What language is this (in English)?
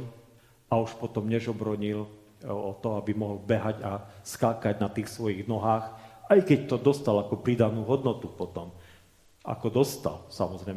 Slovak